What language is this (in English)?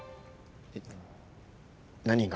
Japanese